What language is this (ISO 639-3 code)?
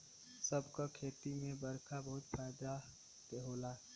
bho